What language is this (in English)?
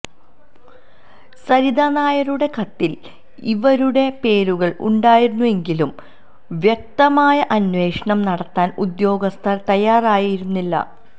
Malayalam